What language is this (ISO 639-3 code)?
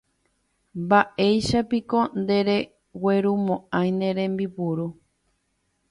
grn